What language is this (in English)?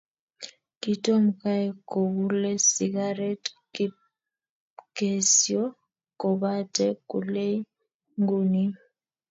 Kalenjin